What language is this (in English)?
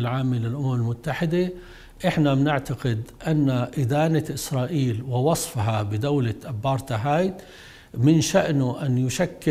Arabic